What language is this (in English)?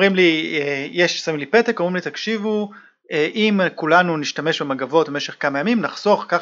Hebrew